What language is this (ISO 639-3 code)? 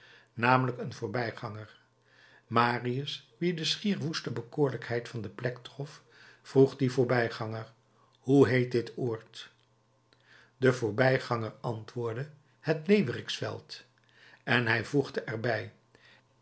nld